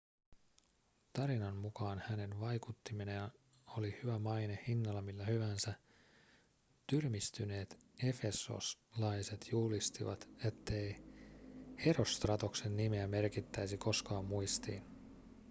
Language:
Finnish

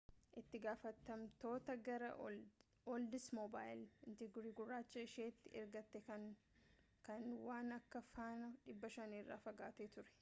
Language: Oromo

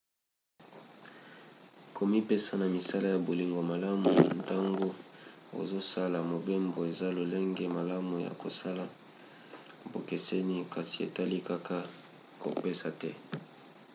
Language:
Lingala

